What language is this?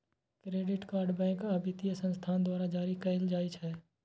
Maithili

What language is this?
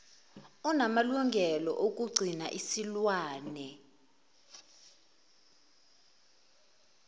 Zulu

